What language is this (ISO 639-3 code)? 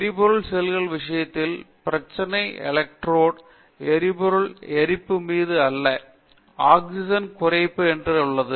tam